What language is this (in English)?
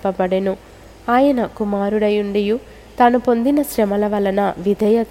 Telugu